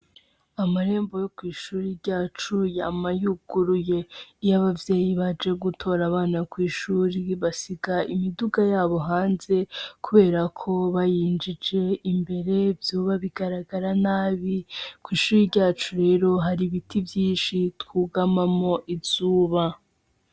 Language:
Rundi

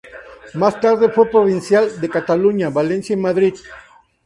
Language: Spanish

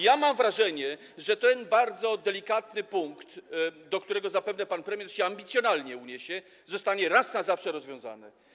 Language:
Polish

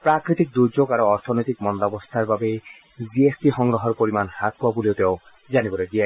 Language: Assamese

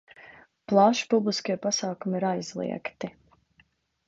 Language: Latvian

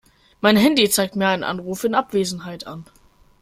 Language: German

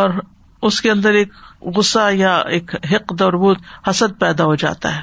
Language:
Urdu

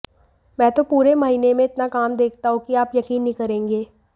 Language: Hindi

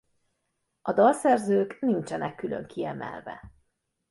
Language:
Hungarian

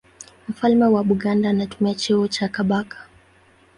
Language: Swahili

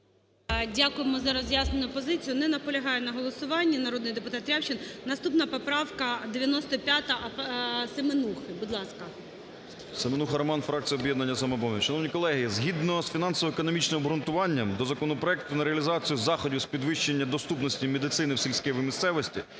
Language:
Ukrainian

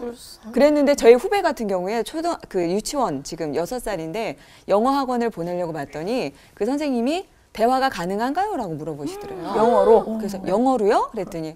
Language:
Korean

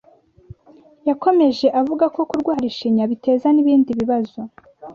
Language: Kinyarwanda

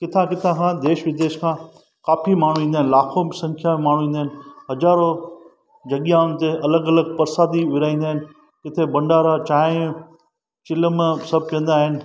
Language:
Sindhi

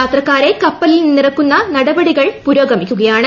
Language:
Malayalam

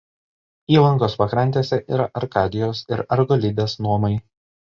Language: Lithuanian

